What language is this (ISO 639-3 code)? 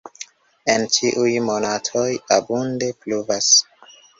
epo